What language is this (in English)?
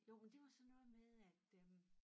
Danish